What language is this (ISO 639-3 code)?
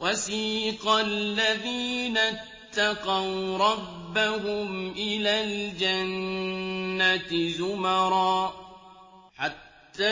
ara